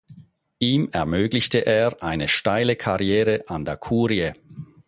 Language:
German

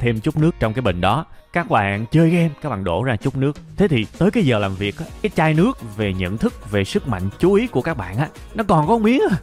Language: Vietnamese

